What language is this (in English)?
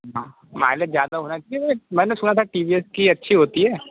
Hindi